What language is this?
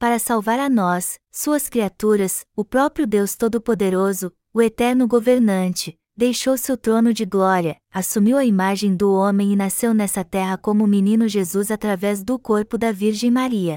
Portuguese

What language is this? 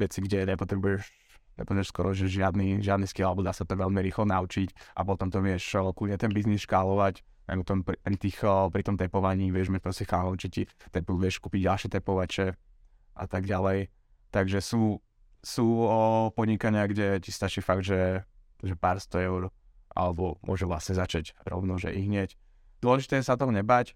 Slovak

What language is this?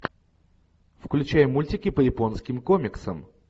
Russian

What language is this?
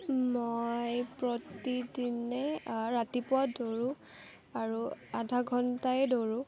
Assamese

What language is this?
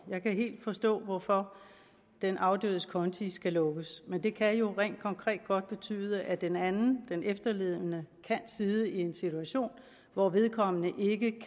Danish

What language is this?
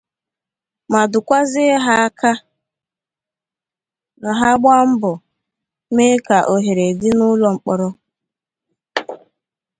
Igbo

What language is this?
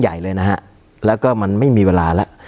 Thai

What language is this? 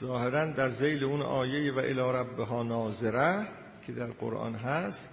Persian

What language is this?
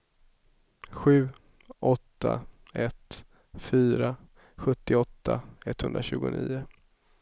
Swedish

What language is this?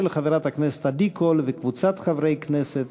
Hebrew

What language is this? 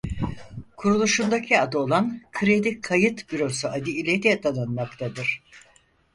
Turkish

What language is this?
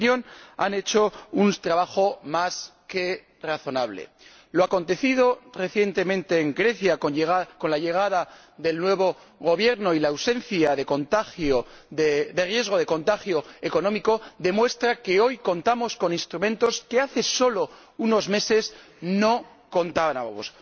Spanish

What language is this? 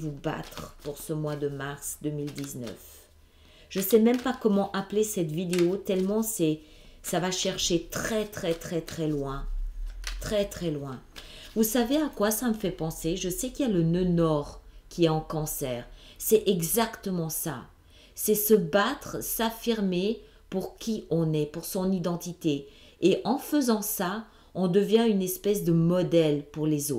French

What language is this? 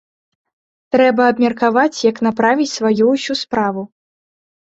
Belarusian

